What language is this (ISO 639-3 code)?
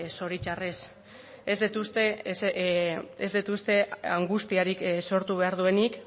eus